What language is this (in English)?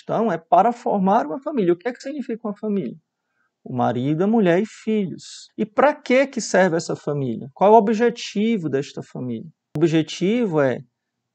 Portuguese